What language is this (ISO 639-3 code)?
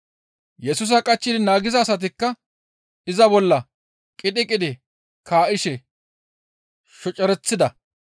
gmv